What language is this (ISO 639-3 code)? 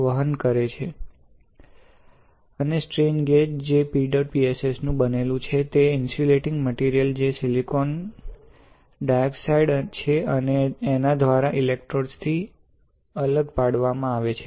guj